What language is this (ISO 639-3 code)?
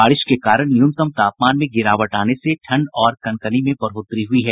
hin